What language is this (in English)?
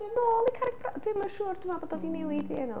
Welsh